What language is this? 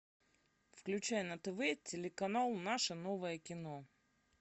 Russian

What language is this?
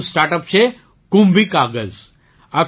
Gujarati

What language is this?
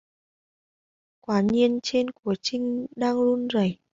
Vietnamese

